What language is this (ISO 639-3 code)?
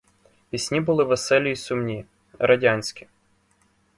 ukr